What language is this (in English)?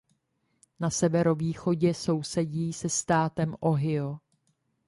Czech